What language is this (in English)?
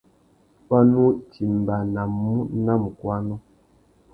Tuki